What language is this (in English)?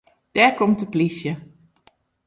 Western Frisian